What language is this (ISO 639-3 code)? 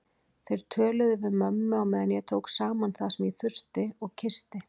isl